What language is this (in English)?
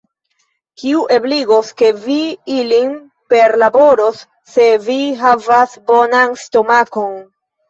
Esperanto